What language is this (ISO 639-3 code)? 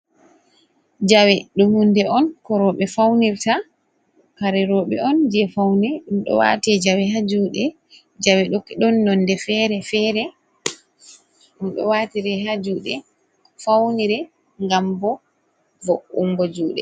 ful